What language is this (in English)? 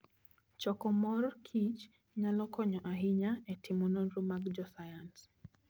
Luo (Kenya and Tanzania)